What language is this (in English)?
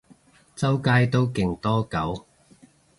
Cantonese